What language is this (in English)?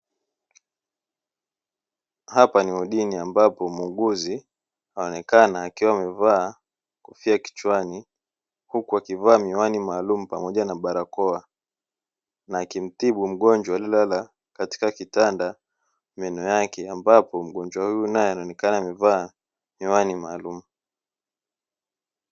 Swahili